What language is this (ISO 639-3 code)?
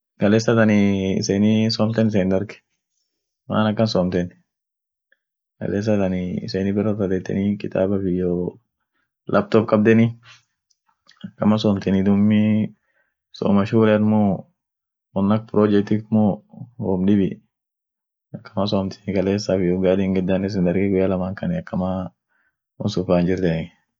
orc